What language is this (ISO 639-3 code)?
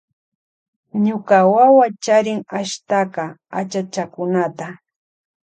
qvj